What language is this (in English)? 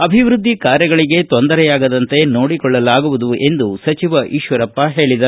Kannada